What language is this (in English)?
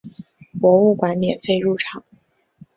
Chinese